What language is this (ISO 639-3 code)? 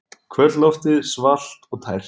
isl